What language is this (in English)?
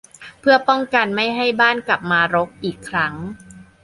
Thai